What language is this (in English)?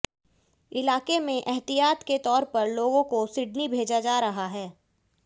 Hindi